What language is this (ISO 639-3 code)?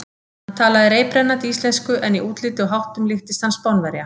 isl